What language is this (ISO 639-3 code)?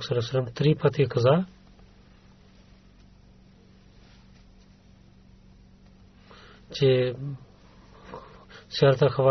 bul